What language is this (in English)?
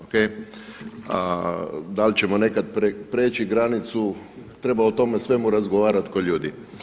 Croatian